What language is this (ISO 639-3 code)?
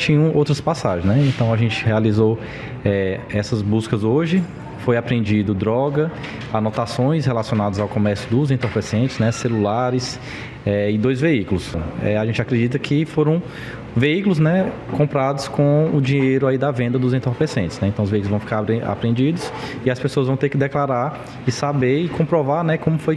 por